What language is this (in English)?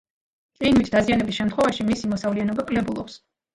Georgian